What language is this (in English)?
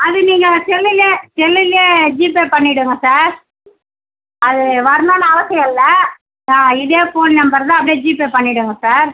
Tamil